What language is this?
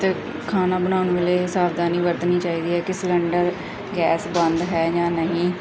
Punjabi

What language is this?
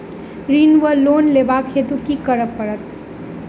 Maithili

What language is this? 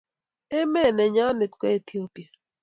Kalenjin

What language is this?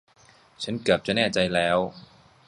Thai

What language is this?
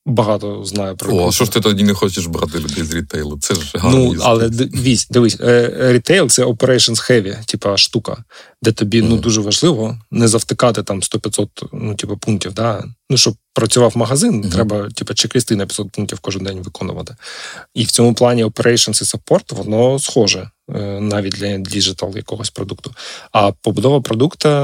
Ukrainian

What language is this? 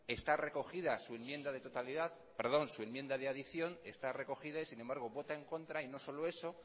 Spanish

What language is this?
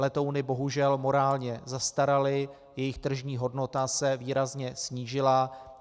Czech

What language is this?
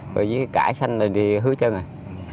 Vietnamese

